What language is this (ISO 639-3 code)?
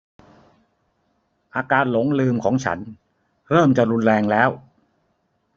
tha